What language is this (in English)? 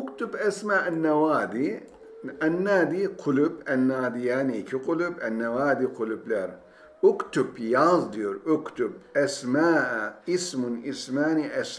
Turkish